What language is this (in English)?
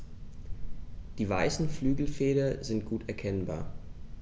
German